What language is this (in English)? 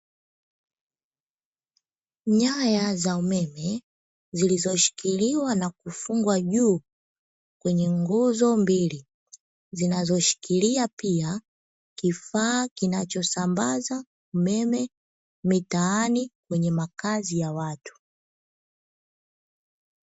Swahili